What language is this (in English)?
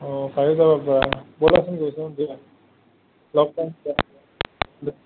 Assamese